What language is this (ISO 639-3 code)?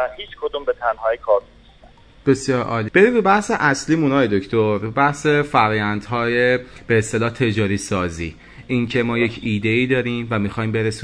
fas